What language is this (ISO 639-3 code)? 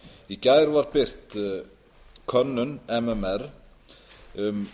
isl